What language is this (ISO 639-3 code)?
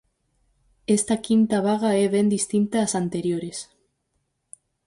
glg